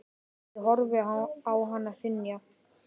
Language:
Icelandic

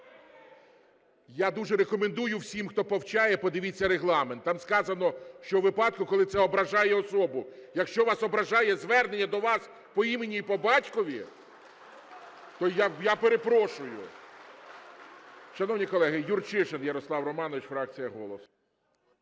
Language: Ukrainian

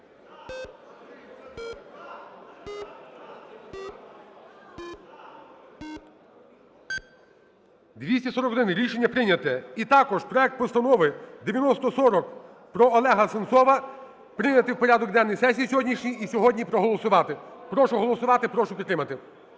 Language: Ukrainian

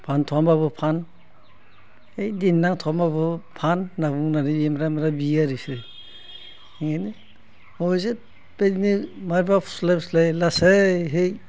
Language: Bodo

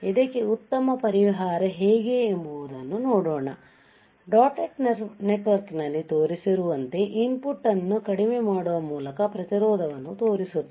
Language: Kannada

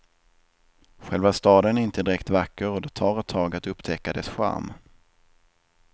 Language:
Swedish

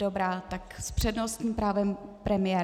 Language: Czech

